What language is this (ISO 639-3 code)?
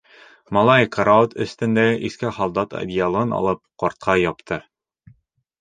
bak